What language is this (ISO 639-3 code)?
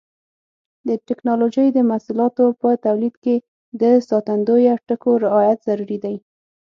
pus